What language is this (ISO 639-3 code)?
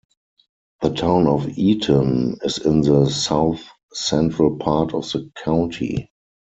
eng